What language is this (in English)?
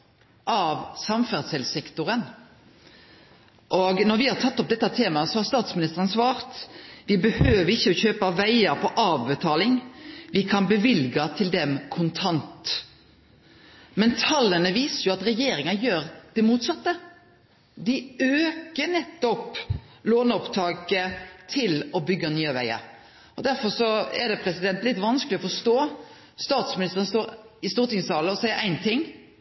Norwegian Nynorsk